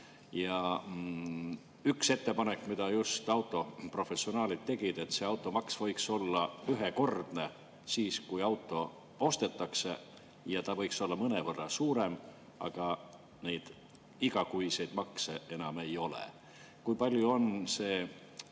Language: Estonian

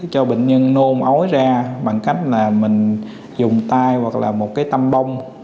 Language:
Vietnamese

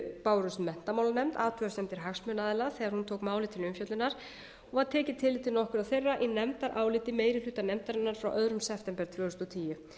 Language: Icelandic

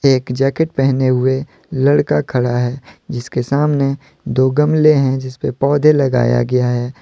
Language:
Hindi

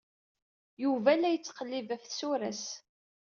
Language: Kabyle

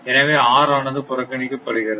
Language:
Tamil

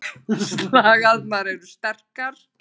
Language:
Icelandic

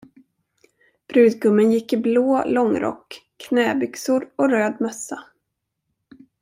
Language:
Swedish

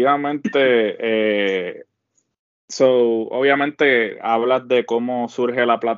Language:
Spanish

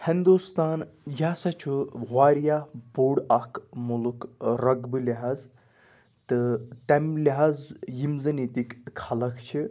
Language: Kashmiri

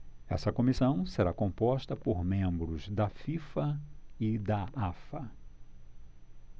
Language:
Portuguese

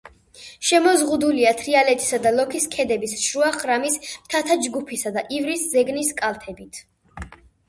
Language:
Georgian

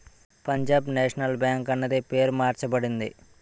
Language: Telugu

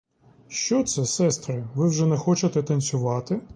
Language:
Ukrainian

